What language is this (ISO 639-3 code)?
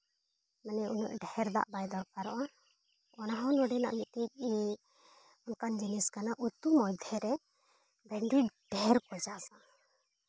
sat